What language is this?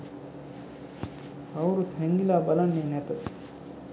Sinhala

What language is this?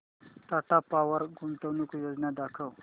Marathi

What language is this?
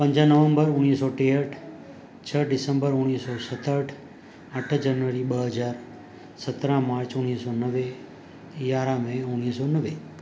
Sindhi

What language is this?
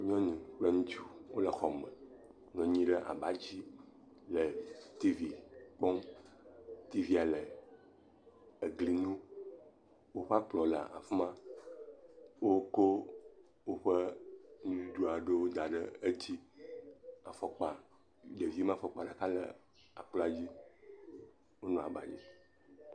Ewe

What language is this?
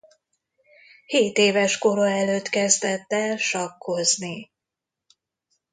Hungarian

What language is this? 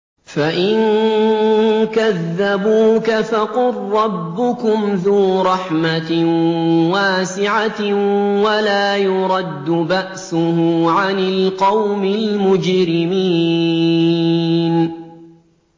Arabic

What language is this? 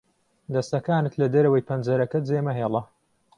Central Kurdish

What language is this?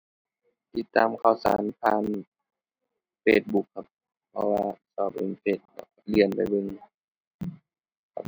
Thai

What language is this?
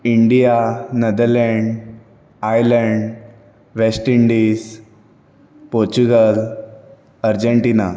Konkani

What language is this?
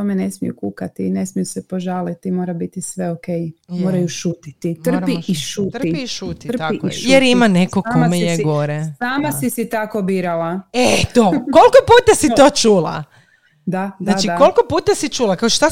Croatian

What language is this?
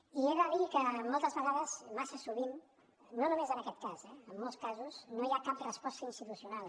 Catalan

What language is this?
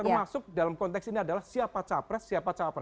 Indonesian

